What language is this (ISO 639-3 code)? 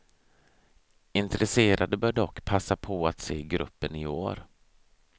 swe